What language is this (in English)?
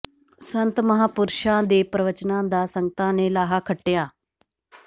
Punjabi